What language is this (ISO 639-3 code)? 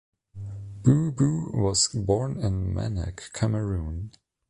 eng